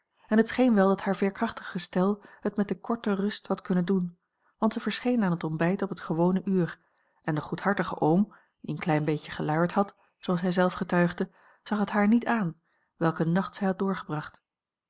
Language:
Dutch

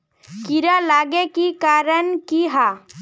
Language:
Magahi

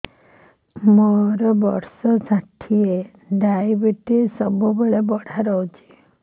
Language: Odia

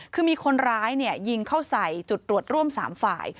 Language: Thai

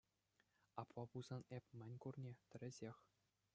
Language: Chuvash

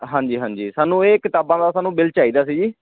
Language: Punjabi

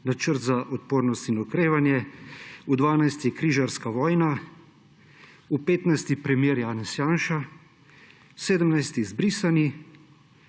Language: Slovenian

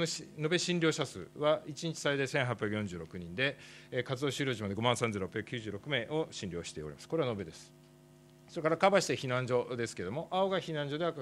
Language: Japanese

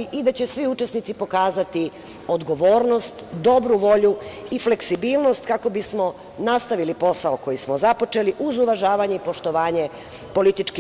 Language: Serbian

